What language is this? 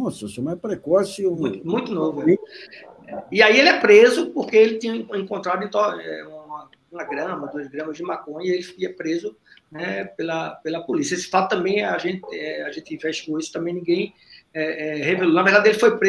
Portuguese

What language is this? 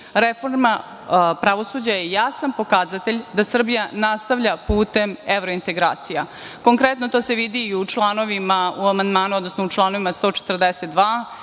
Serbian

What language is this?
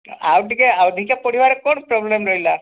Odia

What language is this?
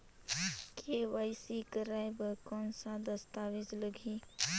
Chhattisgarhi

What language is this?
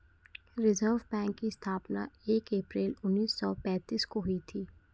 Hindi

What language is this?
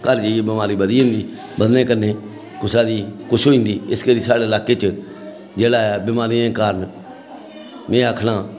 Dogri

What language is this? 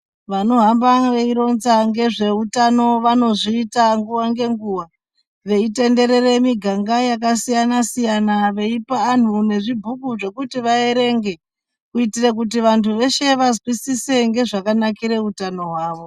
Ndau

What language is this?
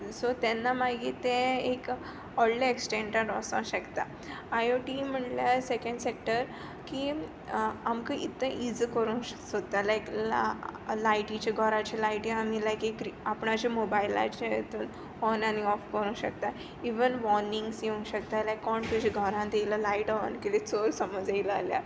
Konkani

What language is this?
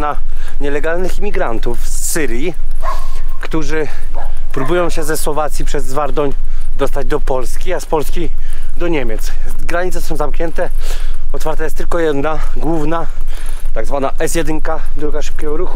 Polish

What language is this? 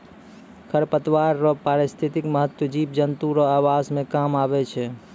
Maithili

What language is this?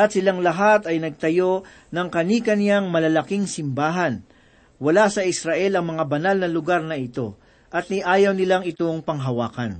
Filipino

